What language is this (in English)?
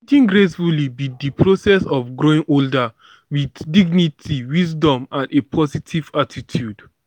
Nigerian Pidgin